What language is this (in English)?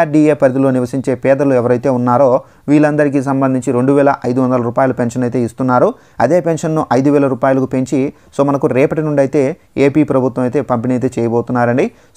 Telugu